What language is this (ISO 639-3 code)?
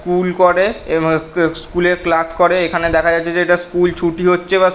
ben